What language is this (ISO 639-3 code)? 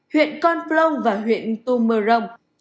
vie